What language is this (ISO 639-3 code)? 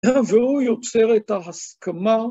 heb